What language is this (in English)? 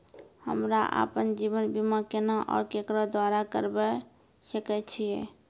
Maithili